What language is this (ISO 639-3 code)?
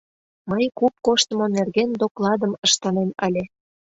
chm